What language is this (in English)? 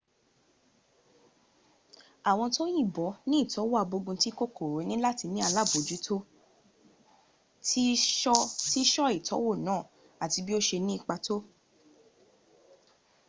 Yoruba